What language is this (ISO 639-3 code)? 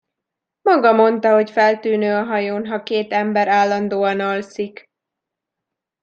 hun